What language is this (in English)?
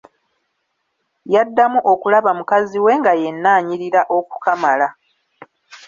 Ganda